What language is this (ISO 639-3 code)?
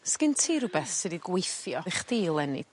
cym